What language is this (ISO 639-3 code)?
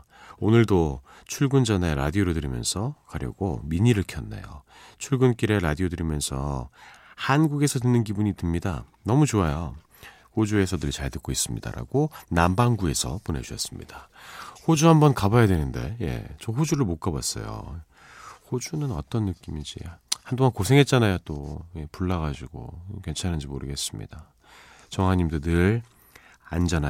kor